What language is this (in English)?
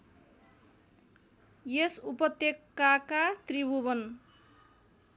Nepali